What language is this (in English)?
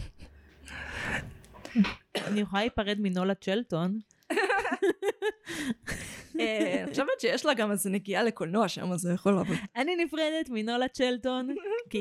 Hebrew